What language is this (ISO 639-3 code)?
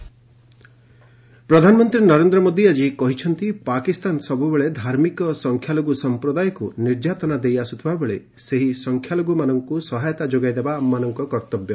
ori